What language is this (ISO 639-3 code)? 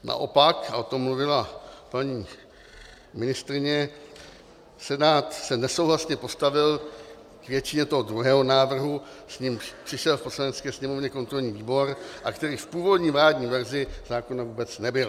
ces